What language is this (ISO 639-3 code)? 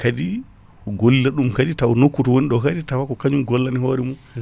ful